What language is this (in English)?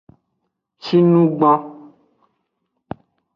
Aja (Benin)